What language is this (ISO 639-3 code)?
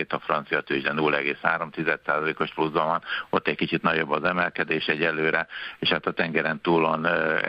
hun